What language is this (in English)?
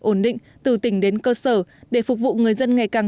Vietnamese